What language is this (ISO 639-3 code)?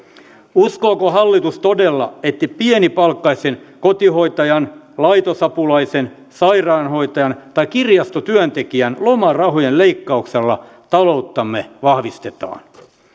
fin